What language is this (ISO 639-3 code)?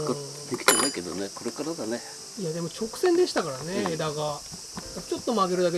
jpn